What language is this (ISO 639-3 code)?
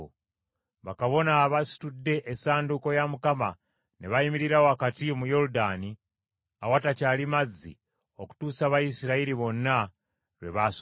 lug